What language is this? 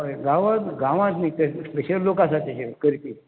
Konkani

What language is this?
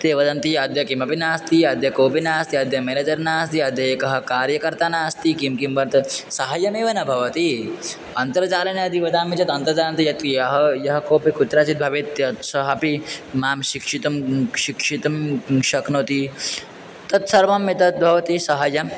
Sanskrit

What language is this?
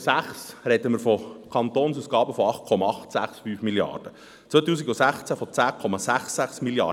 Swiss German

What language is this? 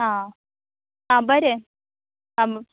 Konkani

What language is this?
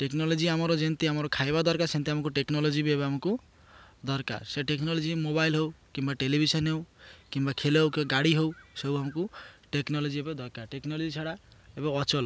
Odia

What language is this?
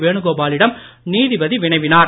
Tamil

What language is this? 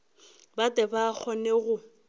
Northern Sotho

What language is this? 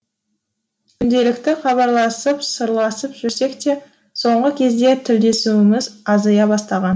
Kazakh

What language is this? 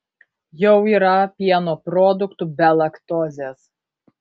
Lithuanian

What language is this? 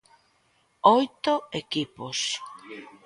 Galician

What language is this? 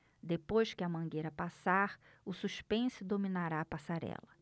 Portuguese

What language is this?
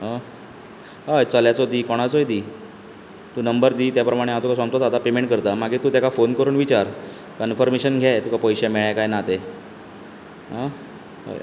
Konkani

